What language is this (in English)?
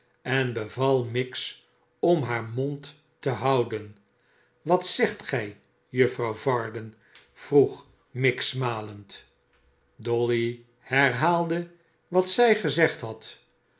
Dutch